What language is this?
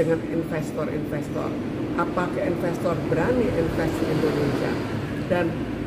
Indonesian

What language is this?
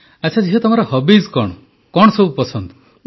Odia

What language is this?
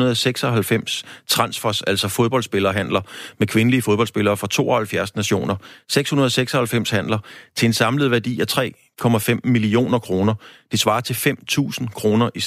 Danish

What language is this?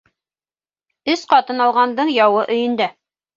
Bashkir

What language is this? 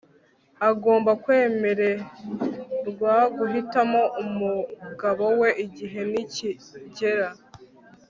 Kinyarwanda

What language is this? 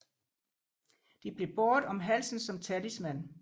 Danish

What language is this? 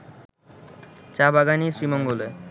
Bangla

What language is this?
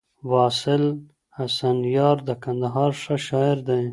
Pashto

